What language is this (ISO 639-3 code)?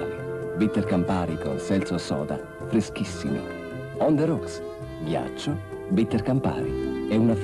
ita